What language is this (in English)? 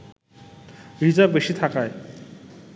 Bangla